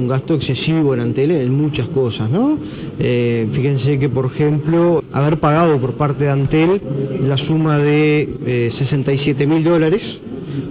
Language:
Spanish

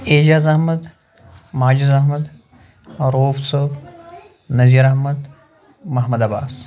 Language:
Kashmiri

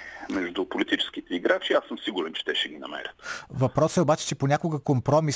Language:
Bulgarian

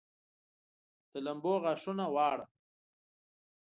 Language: Pashto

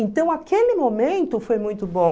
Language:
Portuguese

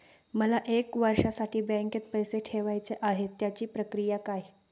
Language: Marathi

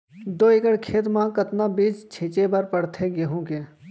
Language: Chhattisgarhi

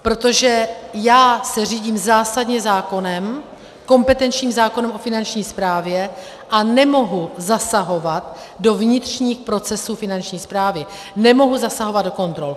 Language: Czech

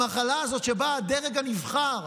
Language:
Hebrew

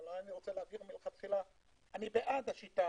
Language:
Hebrew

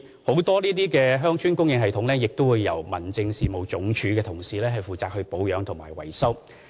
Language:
Cantonese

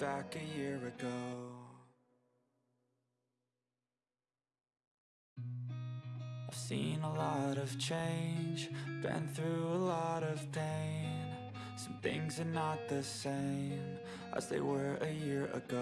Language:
English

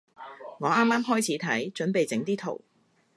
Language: Cantonese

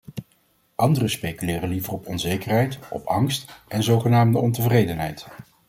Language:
Dutch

